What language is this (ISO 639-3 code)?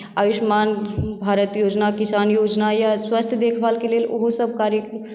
mai